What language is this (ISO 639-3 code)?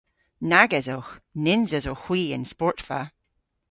cor